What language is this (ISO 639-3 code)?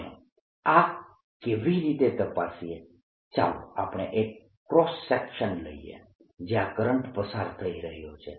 guj